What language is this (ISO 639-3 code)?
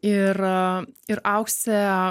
lit